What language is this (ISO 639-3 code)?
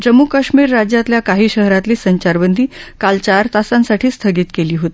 mar